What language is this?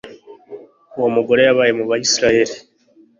Kinyarwanda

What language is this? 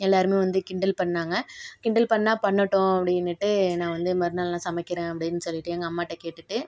Tamil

